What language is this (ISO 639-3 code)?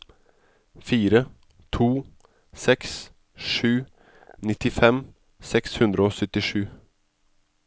nor